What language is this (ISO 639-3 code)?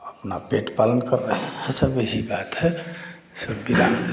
hin